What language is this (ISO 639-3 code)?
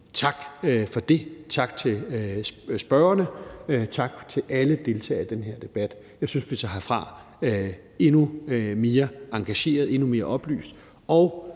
dan